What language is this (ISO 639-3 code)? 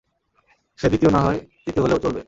ben